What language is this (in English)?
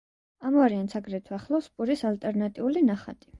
Georgian